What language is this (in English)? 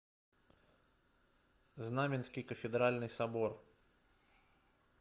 Russian